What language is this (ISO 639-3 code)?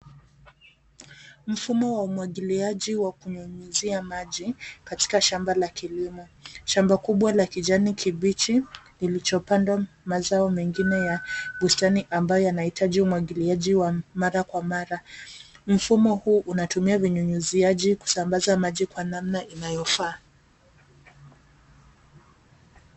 swa